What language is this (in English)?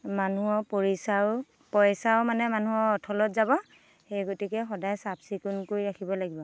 Assamese